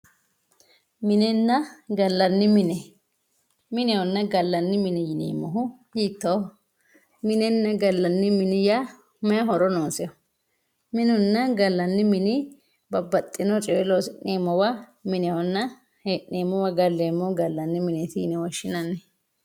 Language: Sidamo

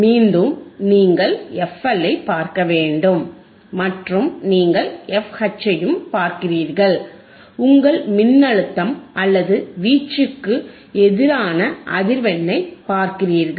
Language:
Tamil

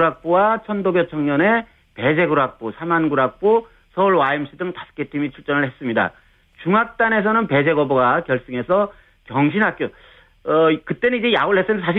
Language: Korean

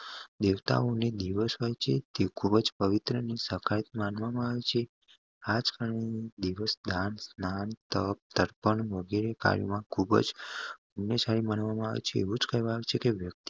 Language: Gujarati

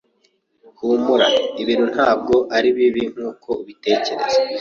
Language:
Kinyarwanda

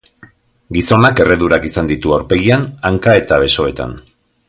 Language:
Basque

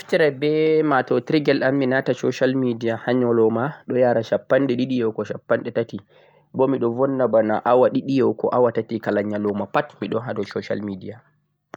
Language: Central-Eastern Niger Fulfulde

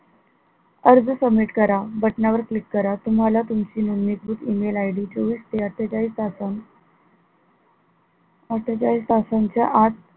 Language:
Marathi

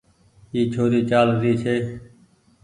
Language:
Goaria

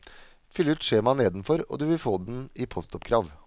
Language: Norwegian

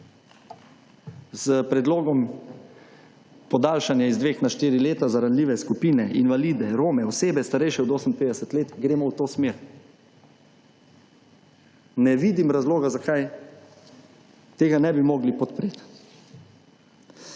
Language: Slovenian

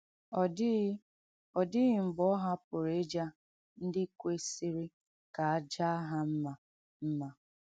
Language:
Igbo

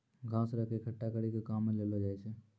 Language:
Maithili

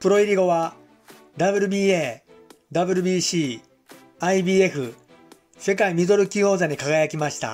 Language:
Japanese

